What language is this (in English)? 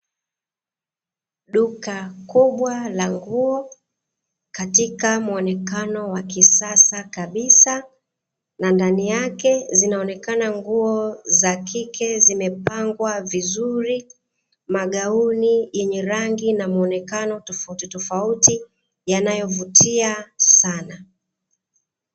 Swahili